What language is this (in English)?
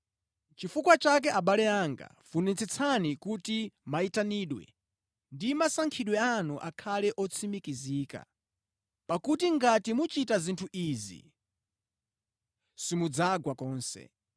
Nyanja